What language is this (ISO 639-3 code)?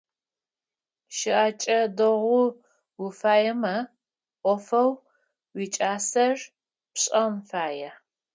ady